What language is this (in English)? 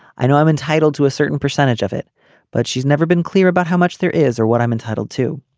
English